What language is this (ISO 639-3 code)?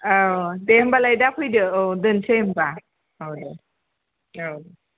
brx